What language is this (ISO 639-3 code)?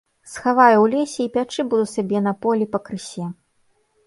bel